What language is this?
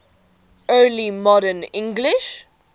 English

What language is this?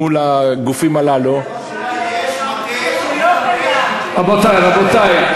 Hebrew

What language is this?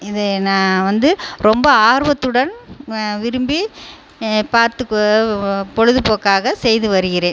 Tamil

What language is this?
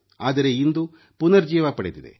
Kannada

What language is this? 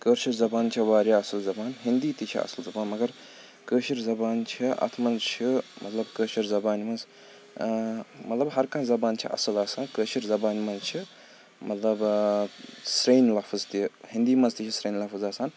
Kashmiri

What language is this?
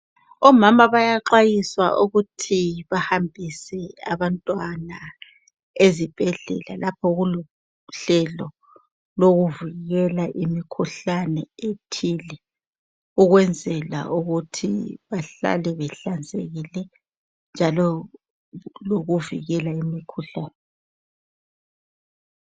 North Ndebele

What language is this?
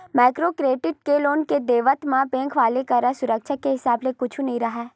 Chhattisgarhi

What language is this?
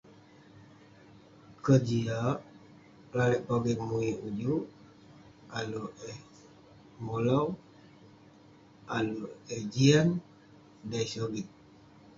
Western Penan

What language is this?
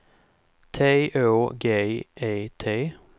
Swedish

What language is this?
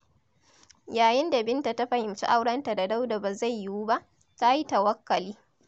Hausa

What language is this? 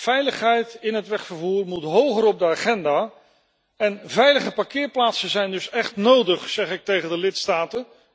Dutch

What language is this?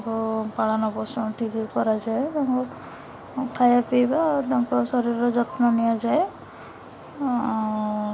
Odia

